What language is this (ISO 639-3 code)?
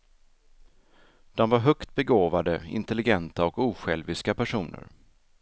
swe